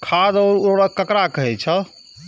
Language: Maithili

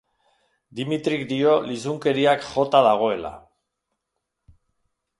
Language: Basque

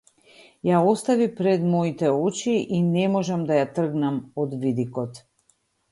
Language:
Macedonian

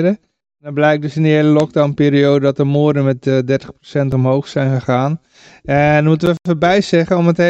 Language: Dutch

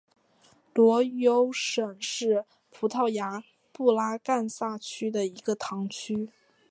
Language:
Chinese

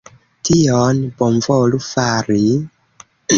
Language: Esperanto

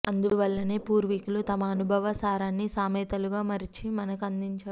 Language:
Telugu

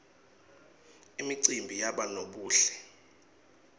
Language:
Swati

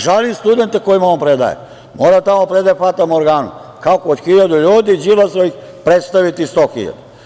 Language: Serbian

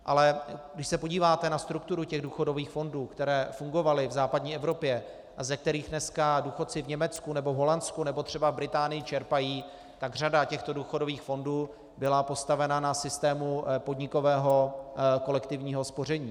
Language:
Czech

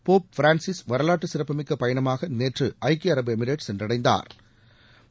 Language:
Tamil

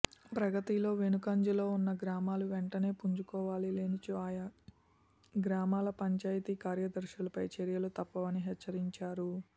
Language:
Telugu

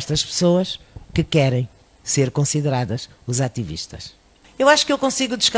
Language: Portuguese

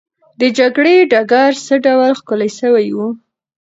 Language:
Pashto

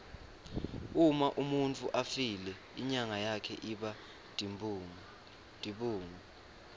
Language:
Swati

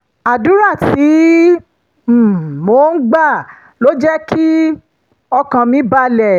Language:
Yoruba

